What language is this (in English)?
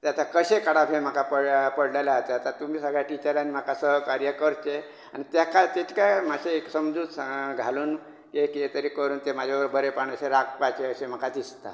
Konkani